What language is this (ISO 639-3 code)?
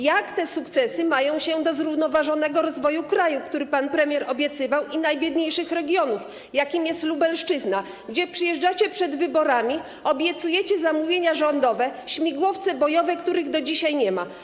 pol